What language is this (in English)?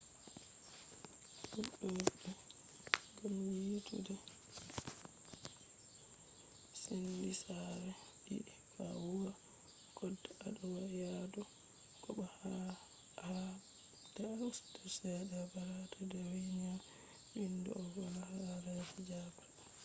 Fula